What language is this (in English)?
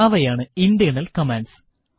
Malayalam